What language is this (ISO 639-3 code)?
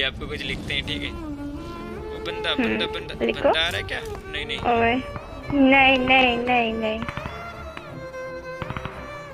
hin